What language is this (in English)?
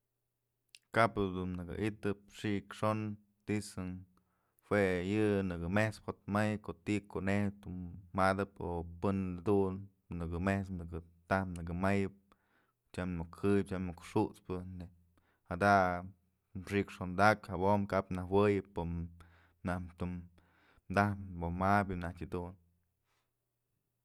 Mazatlán Mixe